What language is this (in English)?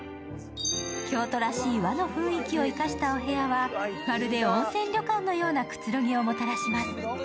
Japanese